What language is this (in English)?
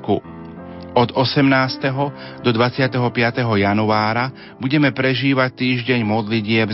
Slovak